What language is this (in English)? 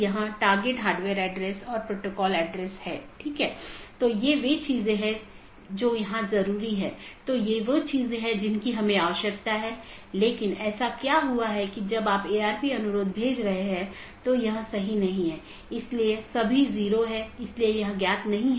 Hindi